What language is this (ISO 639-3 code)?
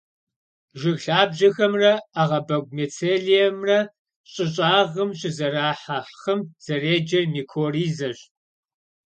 kbd